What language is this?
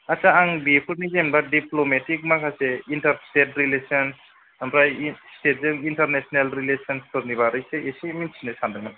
Bodo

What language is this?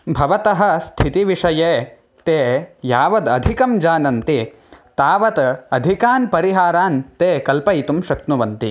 Sanskrit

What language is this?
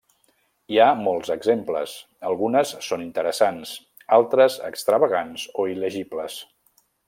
Catalan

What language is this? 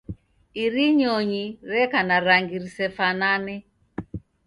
Taita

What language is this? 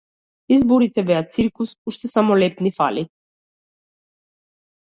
Macedonian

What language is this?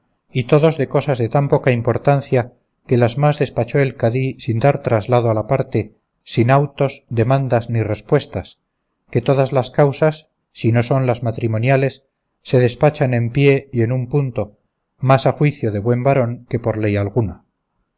Spanish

